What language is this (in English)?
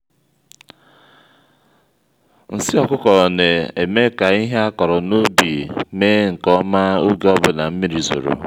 Igbo